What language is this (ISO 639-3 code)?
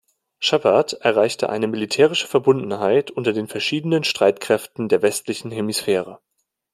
deu